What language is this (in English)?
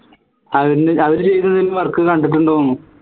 Malayalam